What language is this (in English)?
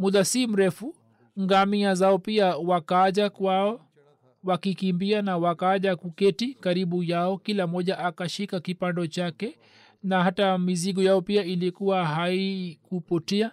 Swahili